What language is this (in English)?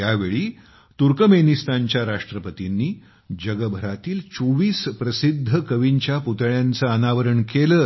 Marathi